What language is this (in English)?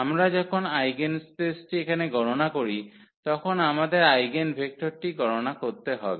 Bangla